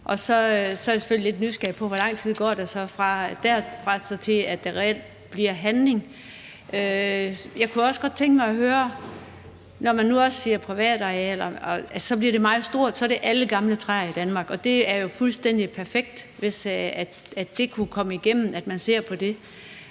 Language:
Danish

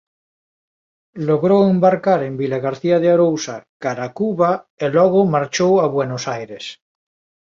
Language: Galician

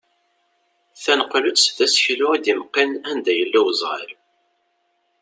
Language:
Kabyle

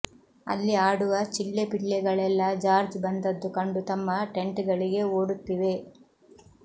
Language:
Kannada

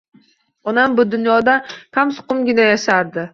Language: Uzbek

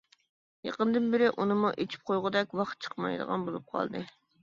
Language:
Uyghur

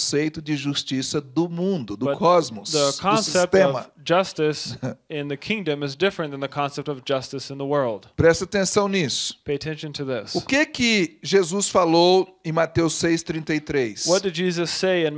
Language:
Portuguese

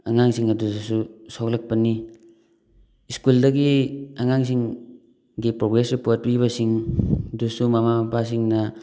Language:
Manipuri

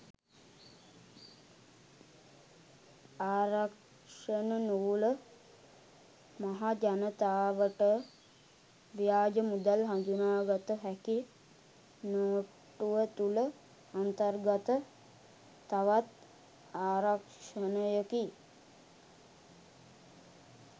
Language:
Sinhala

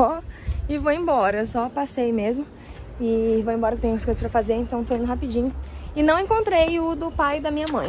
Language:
Portuguese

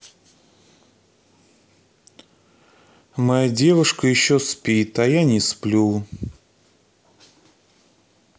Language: Russian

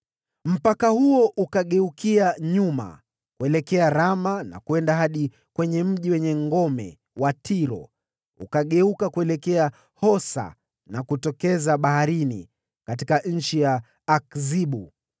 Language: Swahili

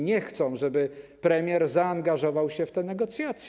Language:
Polish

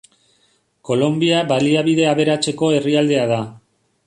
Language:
Basque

